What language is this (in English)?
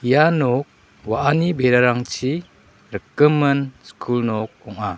Garo